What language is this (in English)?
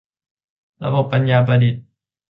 Thai